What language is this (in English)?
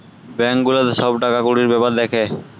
Bangla